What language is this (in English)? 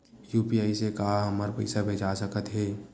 Chhattisgarhi